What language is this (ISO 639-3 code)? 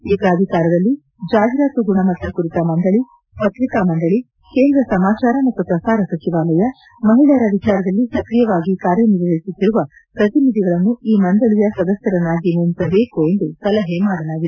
kan